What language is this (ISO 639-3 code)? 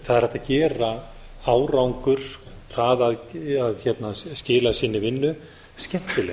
isl